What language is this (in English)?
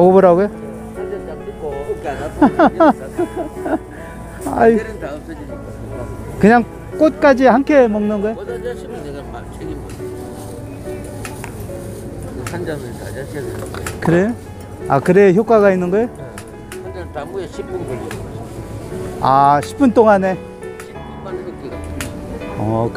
Korean